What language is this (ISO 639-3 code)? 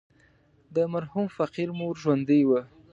pus